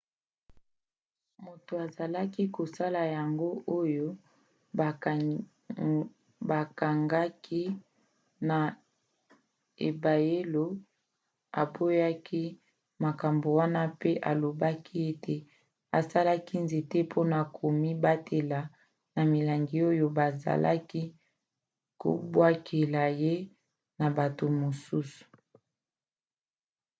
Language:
Lingala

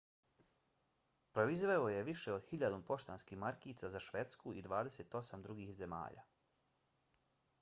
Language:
Bosnian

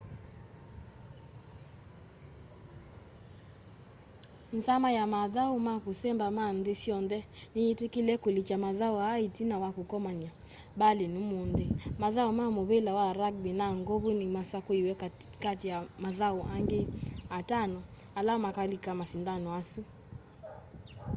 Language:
Kamba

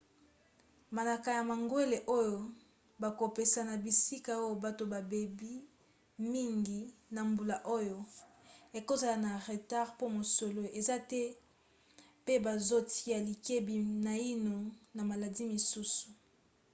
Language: Lingala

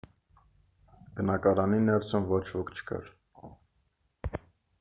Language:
Armenian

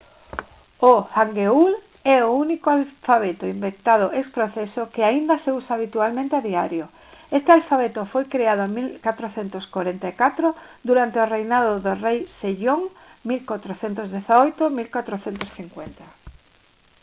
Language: Galician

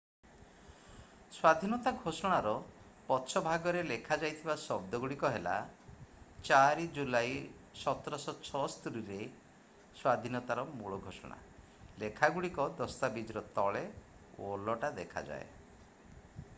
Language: Odia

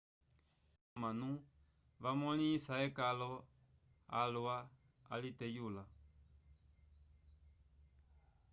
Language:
Umbundu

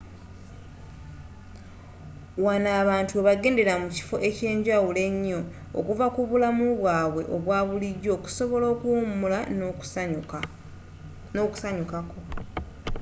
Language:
Ganda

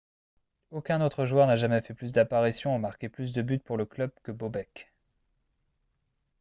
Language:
French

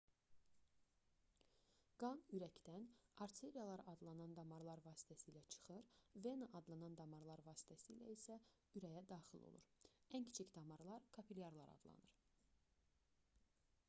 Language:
Azerbaijani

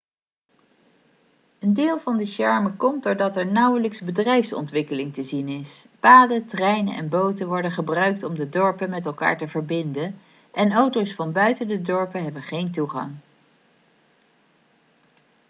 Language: Dutch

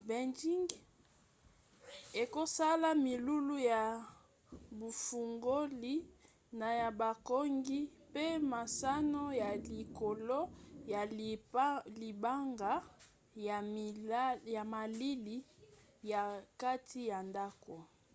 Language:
Lingala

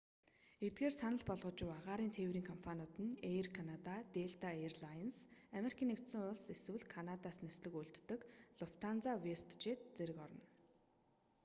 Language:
Mongolian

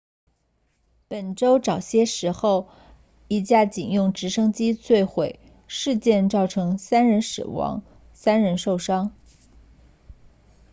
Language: Chinese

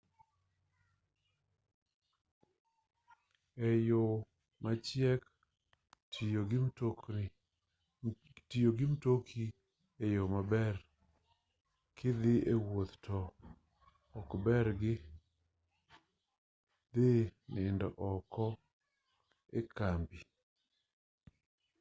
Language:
Luo (Kenya and Tanzania)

